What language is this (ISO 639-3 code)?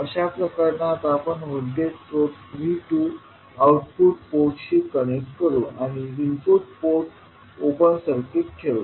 mar